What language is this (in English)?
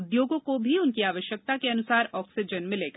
Hindi